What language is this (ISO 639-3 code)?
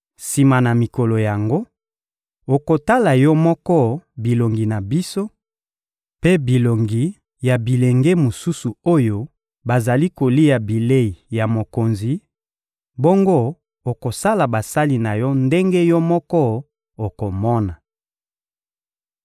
lin